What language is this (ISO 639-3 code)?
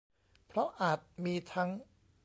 tha